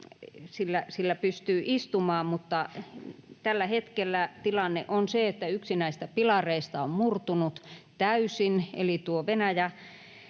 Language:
Finnish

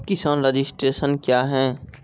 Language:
Maithili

